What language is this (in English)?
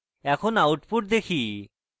Bangla